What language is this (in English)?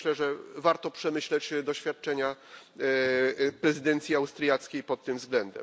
Polish